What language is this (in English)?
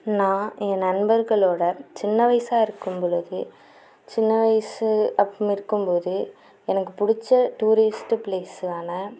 Tamil